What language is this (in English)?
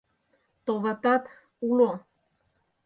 Mari